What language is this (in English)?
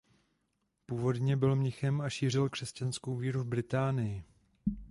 Czech